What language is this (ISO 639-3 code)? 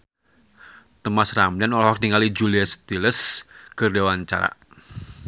sun